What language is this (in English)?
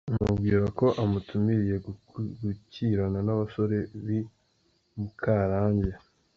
Kinyarwanda